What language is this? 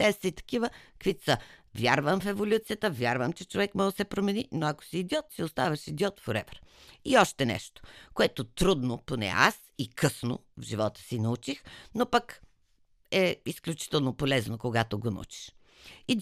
Bulgarian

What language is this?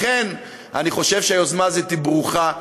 Hebrew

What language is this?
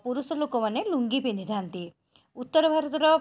Odia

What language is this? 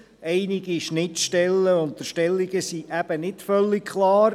Swiss German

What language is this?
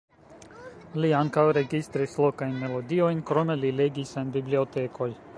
Esperanto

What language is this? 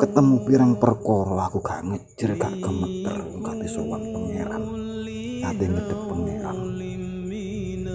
Indonesian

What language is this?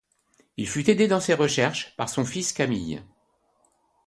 French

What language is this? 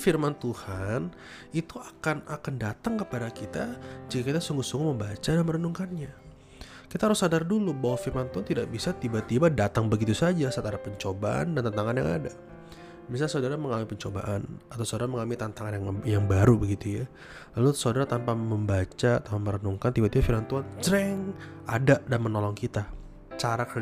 Indonesian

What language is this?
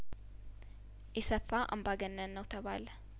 Amharic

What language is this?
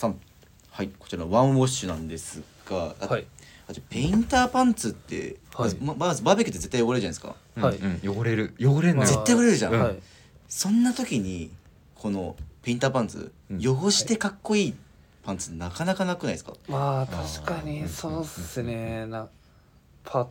Japanese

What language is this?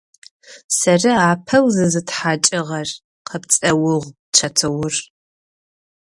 Adyghe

